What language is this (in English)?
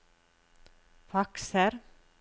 Norwegian